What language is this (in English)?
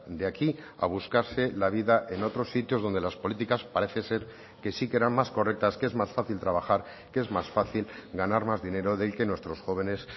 Spanish